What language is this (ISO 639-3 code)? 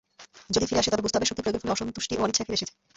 ben